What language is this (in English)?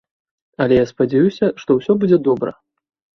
Belarusian